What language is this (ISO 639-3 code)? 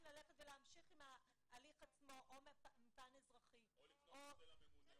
heb